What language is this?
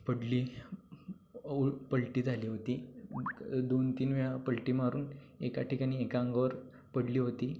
Marathi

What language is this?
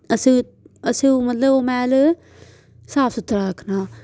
Dogri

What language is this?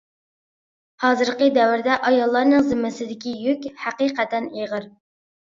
Uyghur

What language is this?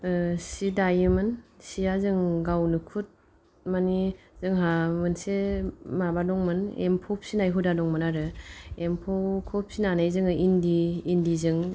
Bodo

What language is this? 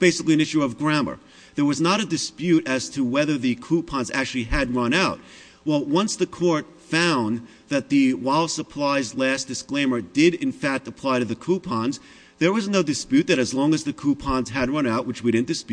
English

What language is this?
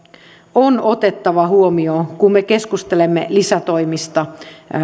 Finnish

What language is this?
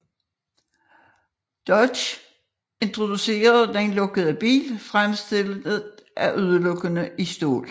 Danish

